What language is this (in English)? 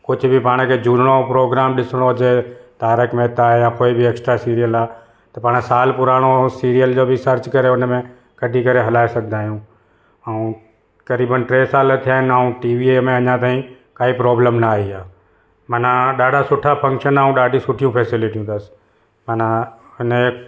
Sindhi